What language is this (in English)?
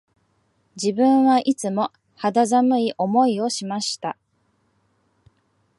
Japanese